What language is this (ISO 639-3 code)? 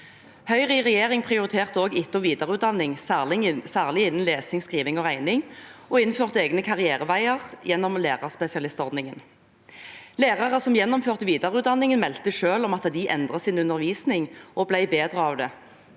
nor